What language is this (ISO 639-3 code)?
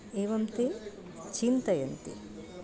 san